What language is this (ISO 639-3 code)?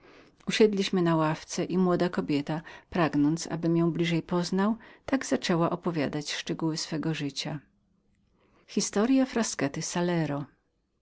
pol